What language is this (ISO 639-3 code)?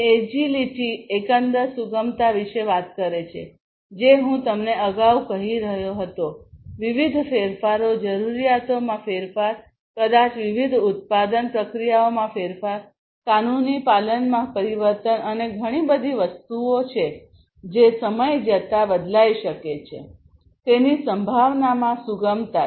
guj